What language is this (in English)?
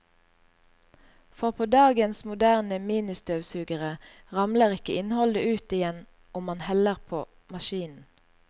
Norwegian